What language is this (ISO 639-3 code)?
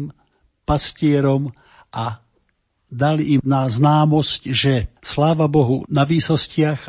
slk